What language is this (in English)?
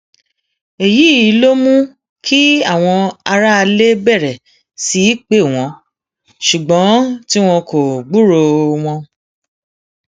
Yoruba